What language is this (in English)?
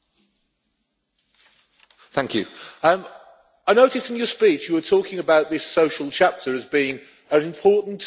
English